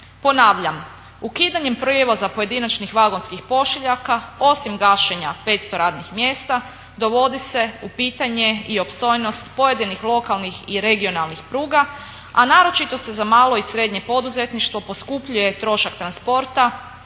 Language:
Croatian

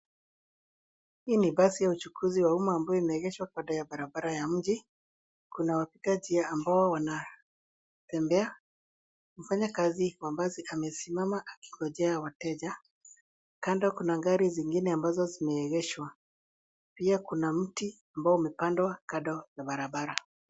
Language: Swahili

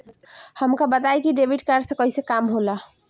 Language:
Bhojpuri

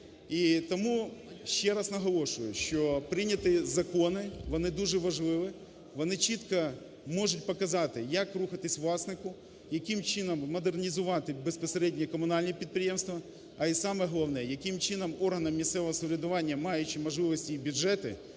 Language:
Ukrainian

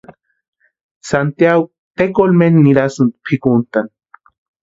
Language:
Western Highland Purepecha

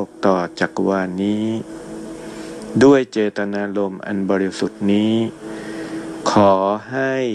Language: Thai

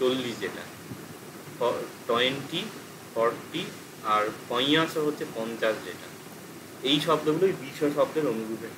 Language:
Bangla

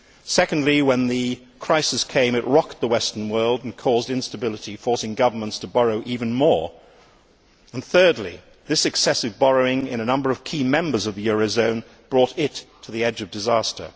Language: English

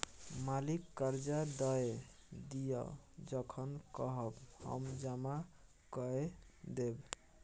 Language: Maithili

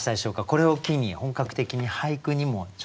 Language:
Japanese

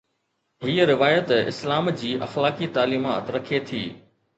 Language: Sindhi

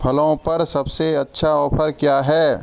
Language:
Hindi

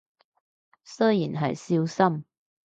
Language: Cantonese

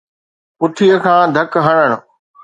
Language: Sindhi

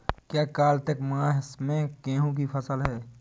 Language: Hindi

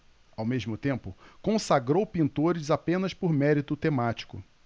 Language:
Portuguese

